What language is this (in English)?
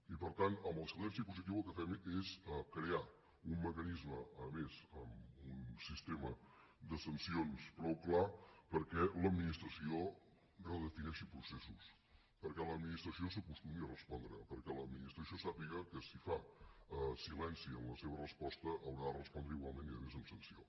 Catalan